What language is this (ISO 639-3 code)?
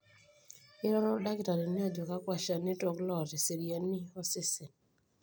mas